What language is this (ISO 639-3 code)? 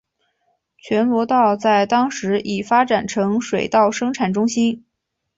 zho